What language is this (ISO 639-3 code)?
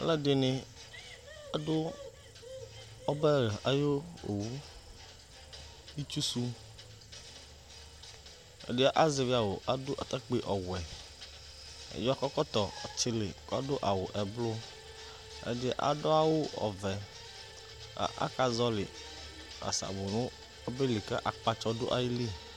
kpo